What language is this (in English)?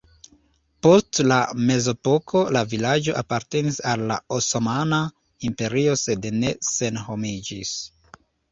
Esperanto